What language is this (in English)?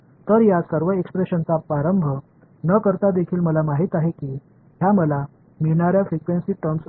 Marathi